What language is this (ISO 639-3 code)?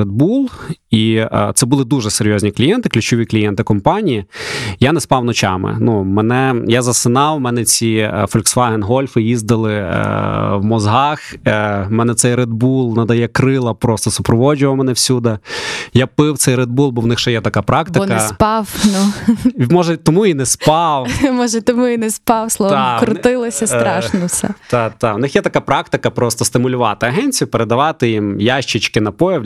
ukr